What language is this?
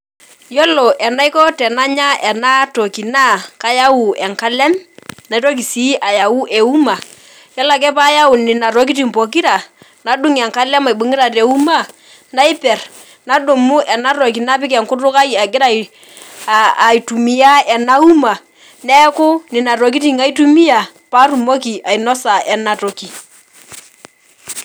Masai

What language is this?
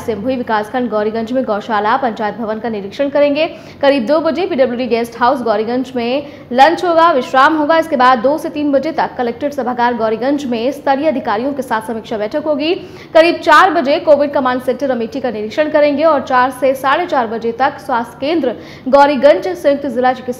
Hindi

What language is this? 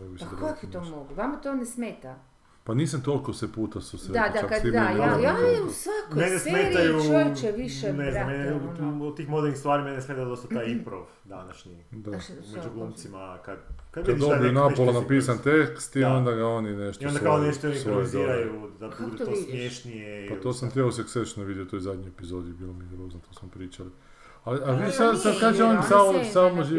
Croatian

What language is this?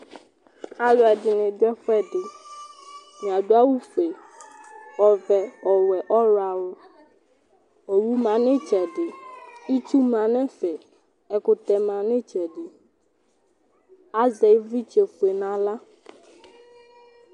Ikposo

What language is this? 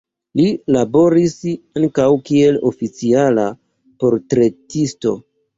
Esperanto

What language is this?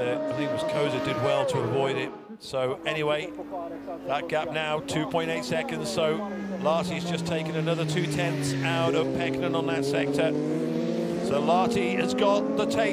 English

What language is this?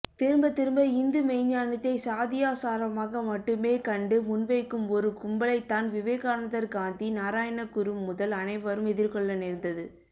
Tamil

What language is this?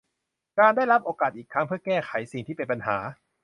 Thai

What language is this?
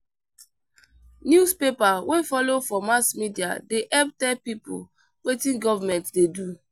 Nigerian Pidgin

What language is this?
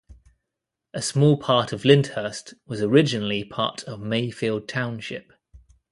English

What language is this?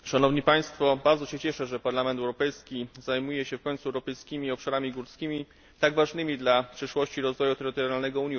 Polish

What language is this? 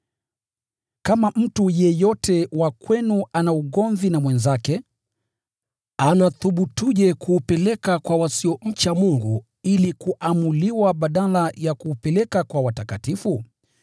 Swahili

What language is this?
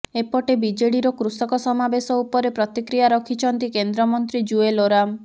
Odia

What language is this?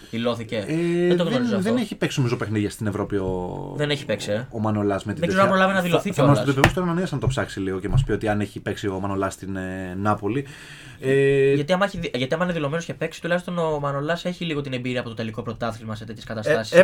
Greek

